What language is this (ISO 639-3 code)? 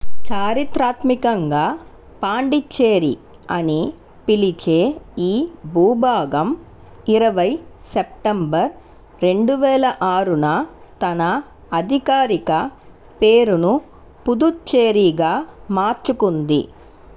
tel